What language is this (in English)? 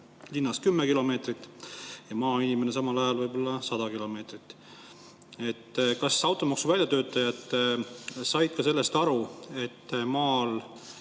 Estonian